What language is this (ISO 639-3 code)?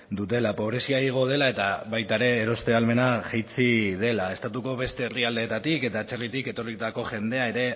eus